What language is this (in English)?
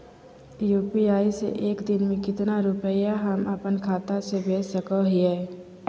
Magahi